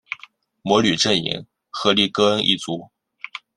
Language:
Chinese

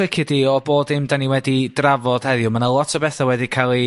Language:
Welsh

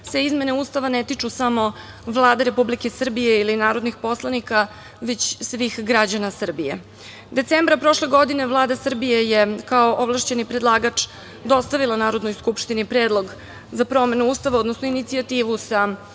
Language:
Serbian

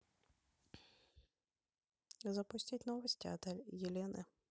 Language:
Russian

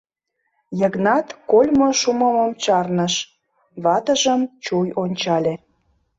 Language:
Mari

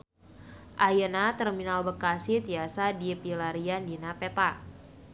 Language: Sundanese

